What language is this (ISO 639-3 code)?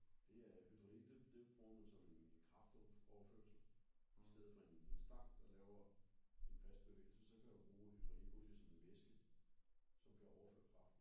dan